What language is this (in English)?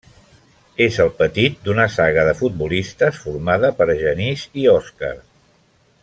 Catalan